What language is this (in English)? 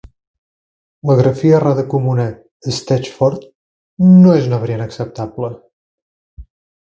Catalan